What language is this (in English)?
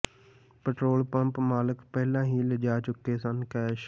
Punjabi